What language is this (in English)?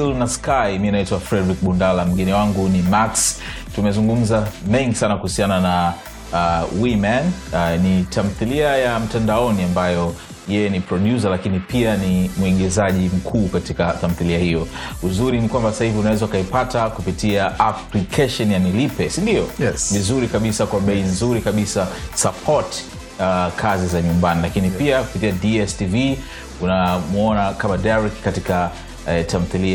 Swahili